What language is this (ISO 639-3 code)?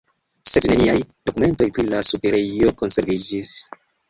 epo